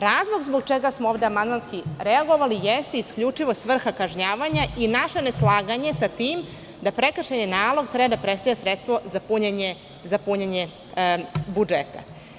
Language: Serbian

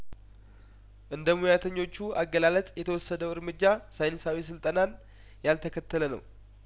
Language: Amharic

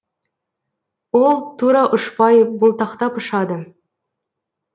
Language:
Kazakh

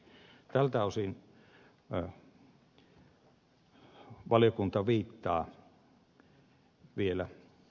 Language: Finnish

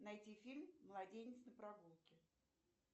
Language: Russian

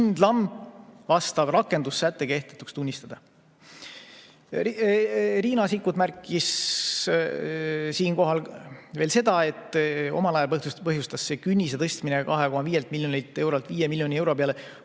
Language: Estonian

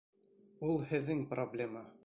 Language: Bashkir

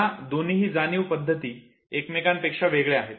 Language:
Marathi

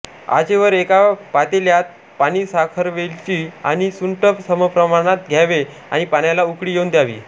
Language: Marathi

